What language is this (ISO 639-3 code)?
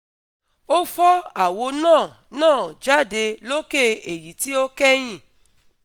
yor